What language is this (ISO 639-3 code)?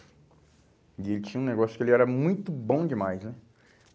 por